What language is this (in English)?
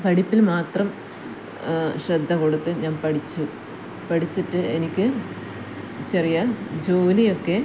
Malayalam